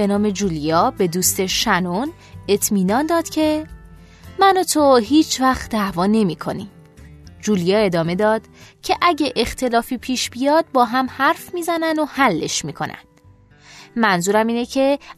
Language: Persian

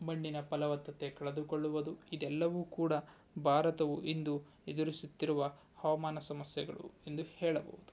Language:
Kannada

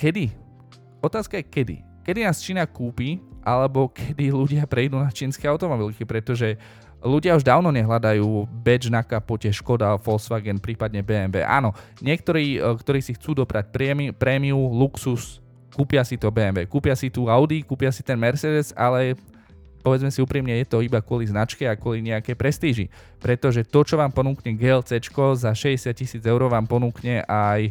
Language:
Slovak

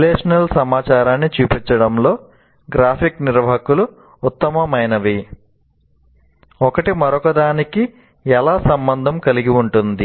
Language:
Telugu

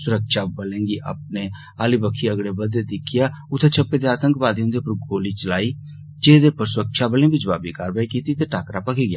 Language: Dogri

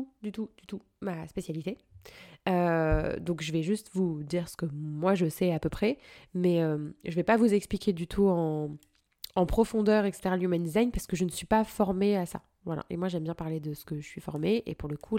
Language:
French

